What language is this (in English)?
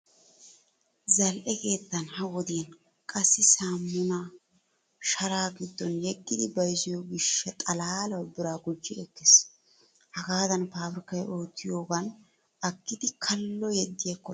Wolaytta